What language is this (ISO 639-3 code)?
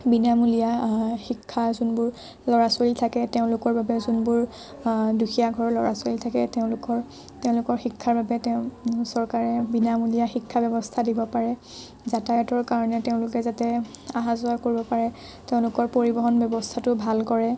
asm